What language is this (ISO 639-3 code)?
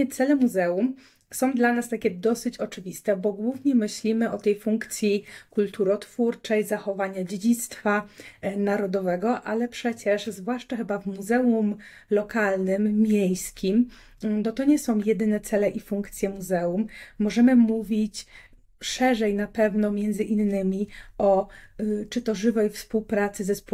pol